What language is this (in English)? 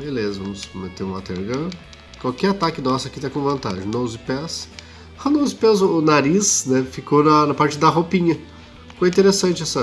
Portuguese